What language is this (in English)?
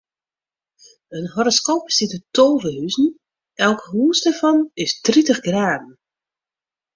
Western Frisian